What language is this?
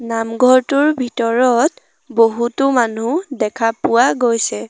Assamese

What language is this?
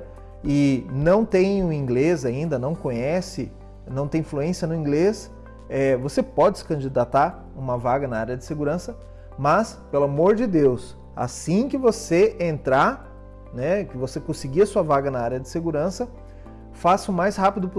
Portuguese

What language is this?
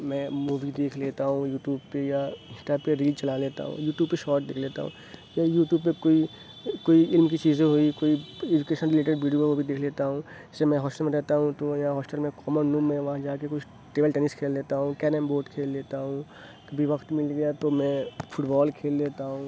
Urdu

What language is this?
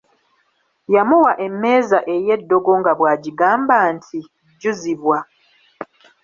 Ganda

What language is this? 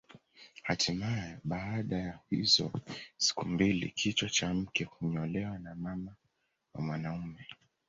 Swahili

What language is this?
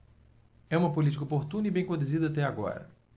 Portuguese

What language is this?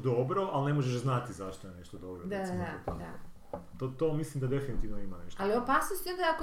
Croatian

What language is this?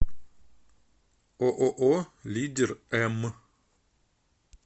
Russian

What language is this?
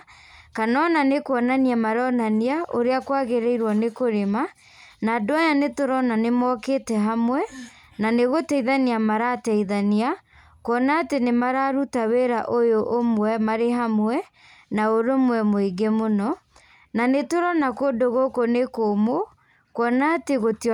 Kikuyu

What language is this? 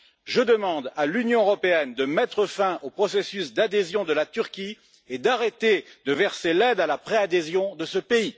French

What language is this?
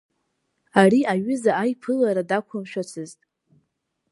Abkhazian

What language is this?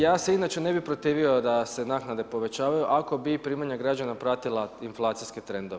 Croatian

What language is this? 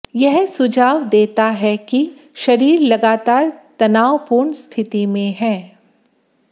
Hindi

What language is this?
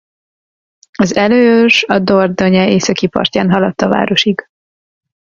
Hungarian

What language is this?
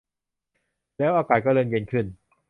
Thai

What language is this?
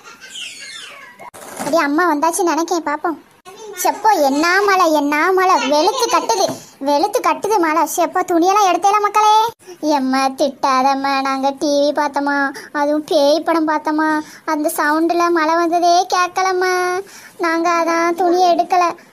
Thai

